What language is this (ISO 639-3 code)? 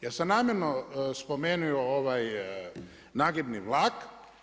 hrv